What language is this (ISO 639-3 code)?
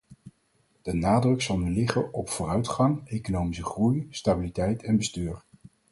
nld